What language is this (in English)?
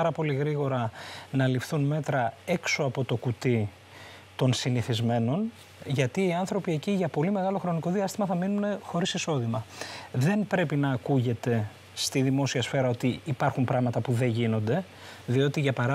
Greek